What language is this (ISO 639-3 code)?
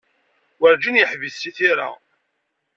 kab